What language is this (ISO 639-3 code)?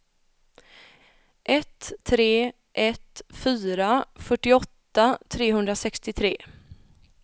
swe